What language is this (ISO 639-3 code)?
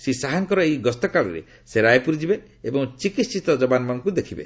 ori